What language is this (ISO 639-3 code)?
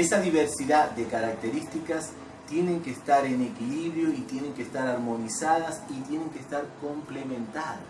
spa